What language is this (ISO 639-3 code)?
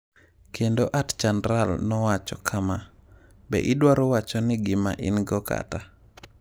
luo